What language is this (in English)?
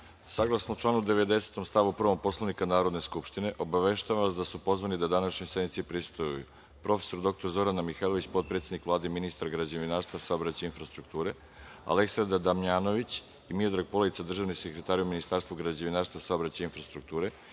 Serbian